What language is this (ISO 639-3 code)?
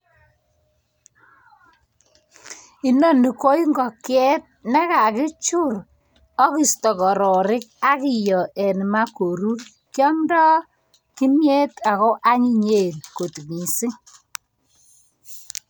kln